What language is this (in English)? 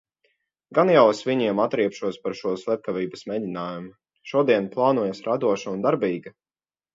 Latvian